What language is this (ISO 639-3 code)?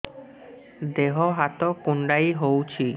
ori